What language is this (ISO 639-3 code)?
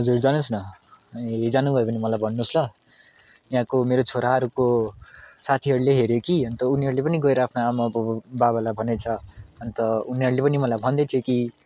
nep